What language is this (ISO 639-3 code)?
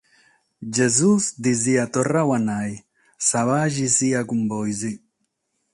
srd